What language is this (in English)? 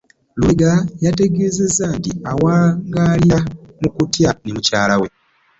Ganda